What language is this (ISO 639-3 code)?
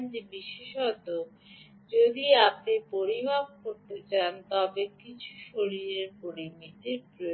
ben